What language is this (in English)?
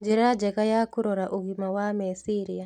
Kikuyu